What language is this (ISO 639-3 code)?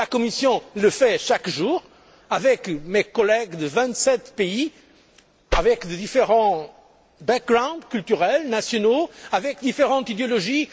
fra